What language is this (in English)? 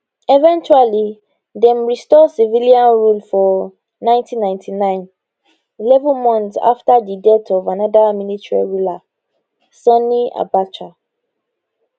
Nigerian Pidgin